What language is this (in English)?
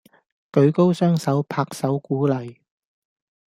Cantonese